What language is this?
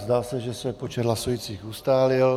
Czech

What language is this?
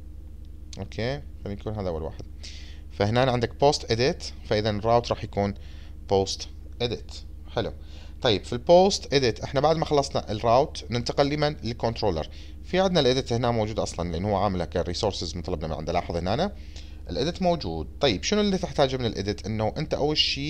Arabic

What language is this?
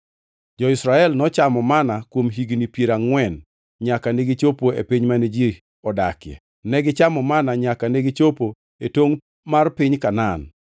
Luo (Kenya and Tanzania)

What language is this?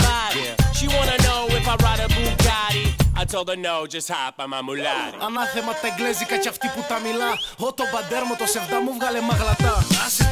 Greek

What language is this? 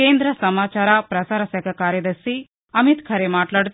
Telugu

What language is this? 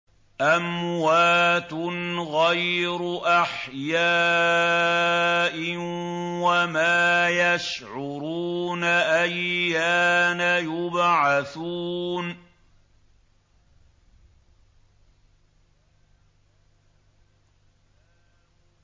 Arabic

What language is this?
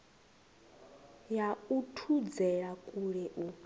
Venda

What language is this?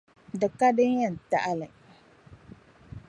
Dagbani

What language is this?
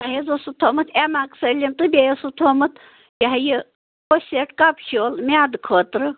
Kashmiri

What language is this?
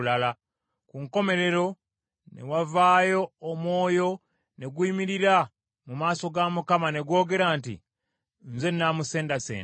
Ganda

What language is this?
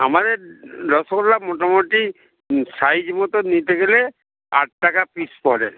Bangla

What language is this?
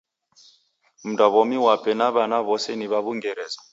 Taita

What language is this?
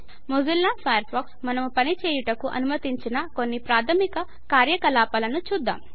Telugu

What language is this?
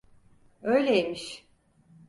Turkish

